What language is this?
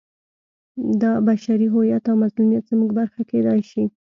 Pashto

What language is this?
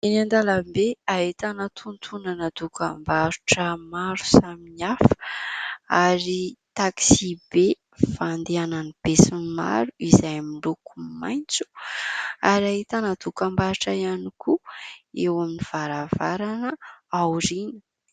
Malagasy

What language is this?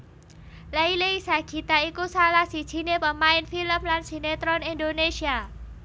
Javanese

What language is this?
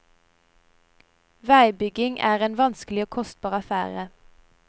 Norwegian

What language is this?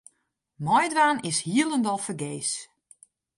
Western Frisian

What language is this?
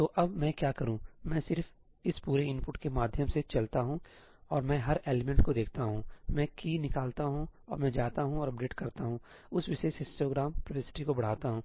Hindi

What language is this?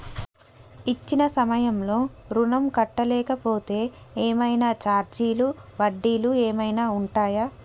Telugu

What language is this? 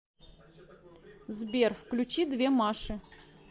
Russian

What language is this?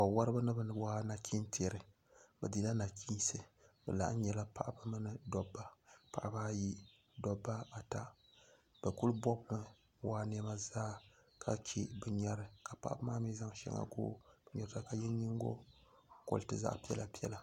Dagbani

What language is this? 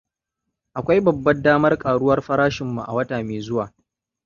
Hausa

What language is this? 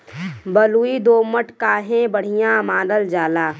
Bhojpuri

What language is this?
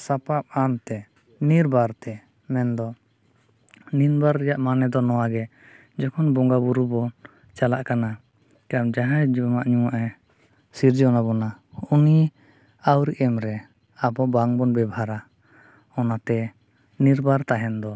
Santali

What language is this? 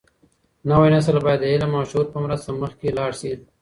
Pashto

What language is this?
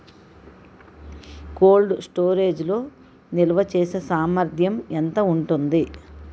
Telugu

